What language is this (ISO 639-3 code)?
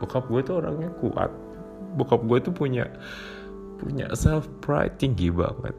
ind